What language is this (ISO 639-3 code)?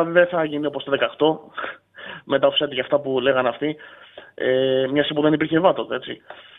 ell